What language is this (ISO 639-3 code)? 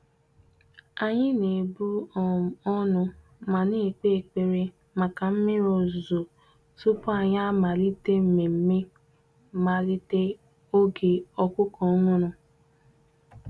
ibo